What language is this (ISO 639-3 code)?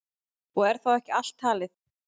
isl